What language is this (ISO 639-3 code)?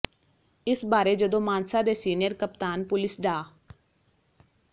pan